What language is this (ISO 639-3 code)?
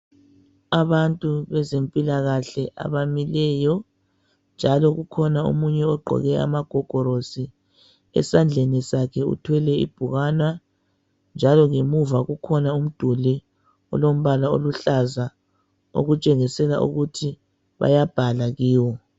nde